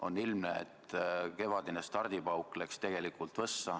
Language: Estonian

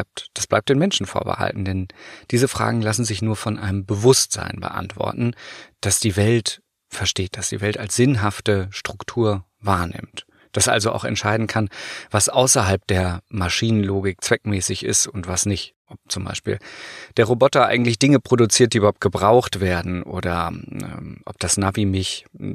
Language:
German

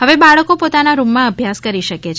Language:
Gujarati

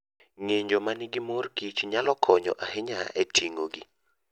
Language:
Luo (Kenya and Tanzania)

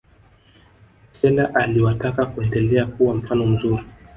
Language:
Swahili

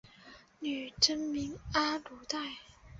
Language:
Chinese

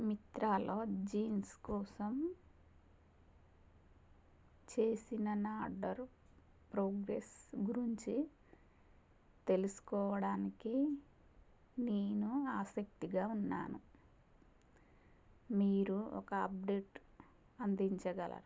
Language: Telugu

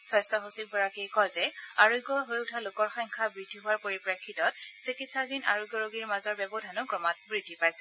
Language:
Assamese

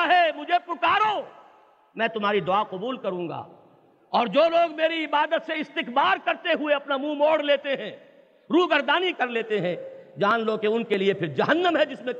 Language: Urdu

